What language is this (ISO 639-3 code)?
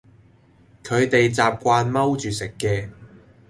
yue